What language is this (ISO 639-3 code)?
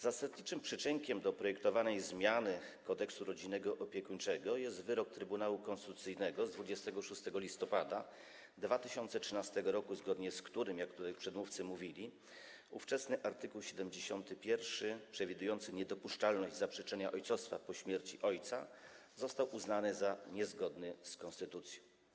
pol